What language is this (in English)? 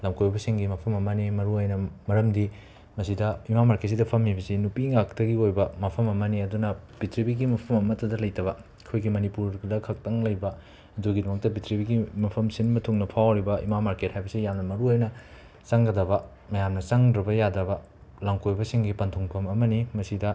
Manipuri